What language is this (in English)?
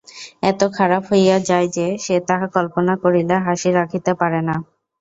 Bangla